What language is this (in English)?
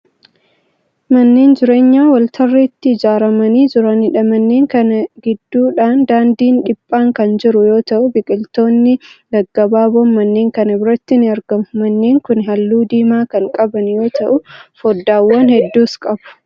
Oromo